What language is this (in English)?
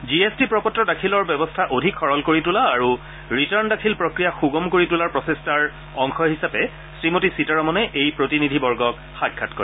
Assamese